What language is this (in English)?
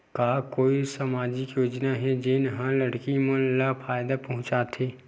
Chhattisgarhi